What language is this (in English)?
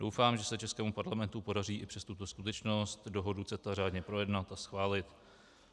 Czech